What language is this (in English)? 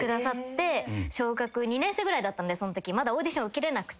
Japanese